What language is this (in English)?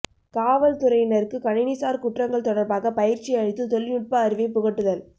Tamil